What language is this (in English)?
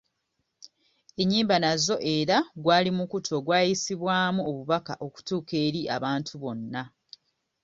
Ganda